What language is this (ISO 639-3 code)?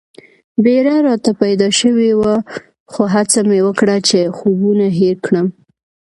pus